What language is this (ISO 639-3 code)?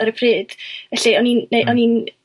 cym